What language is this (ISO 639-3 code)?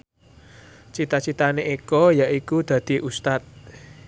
jav